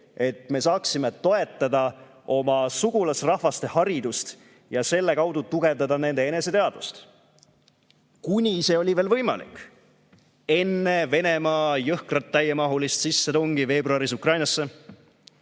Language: Estonian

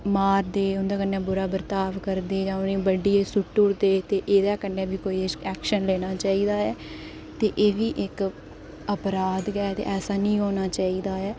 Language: Dogri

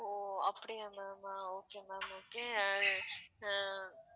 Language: Tamil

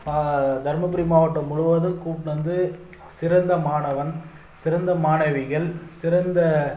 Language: Tamil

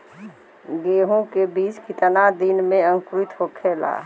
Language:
Bhojpuri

